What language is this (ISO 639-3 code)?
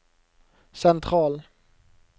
nor